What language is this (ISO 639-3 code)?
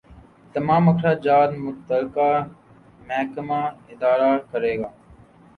urd